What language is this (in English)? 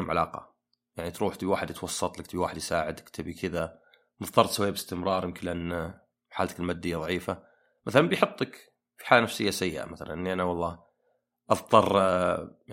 Arabic